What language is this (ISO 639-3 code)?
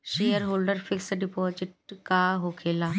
bho